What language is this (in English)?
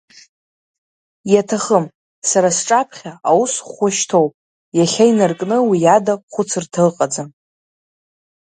Abkhazian